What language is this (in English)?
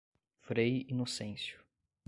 Portuguese